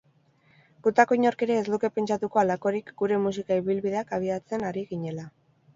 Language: Basque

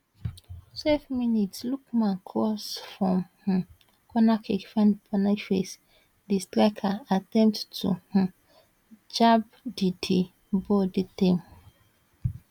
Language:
Nigerian Pidgin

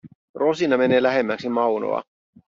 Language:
Finnish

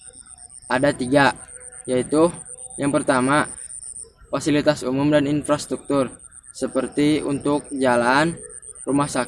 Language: Indonesian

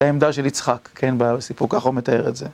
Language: Hebrew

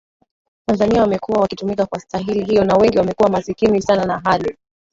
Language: Swahili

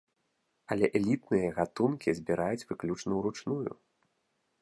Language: Belarusian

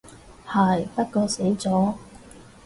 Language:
Cantonese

